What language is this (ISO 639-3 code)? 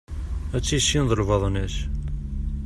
kab